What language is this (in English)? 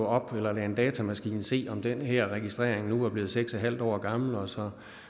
Danish